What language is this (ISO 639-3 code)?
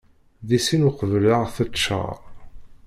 kab